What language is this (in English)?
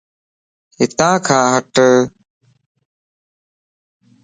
Lasi